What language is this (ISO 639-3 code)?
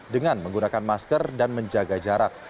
ind